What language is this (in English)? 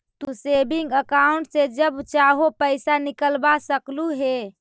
Magahi